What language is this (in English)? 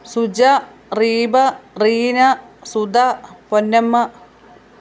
Malayalam